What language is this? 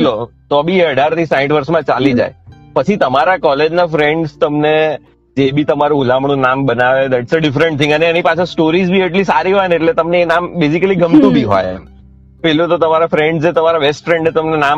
Gujarati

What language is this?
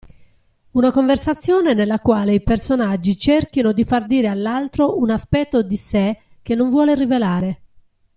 Italian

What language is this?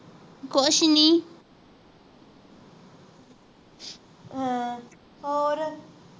Punjabi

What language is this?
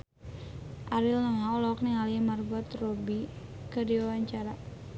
Sundanese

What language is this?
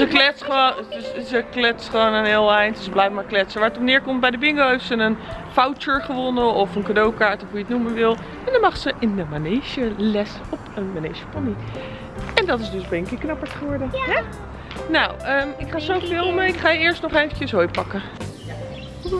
Dutch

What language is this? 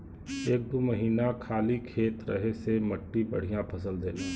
Bhojpuri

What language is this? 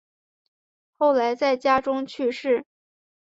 Chinese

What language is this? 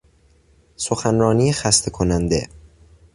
Persian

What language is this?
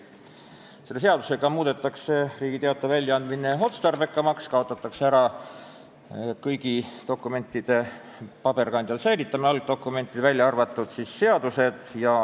Estonian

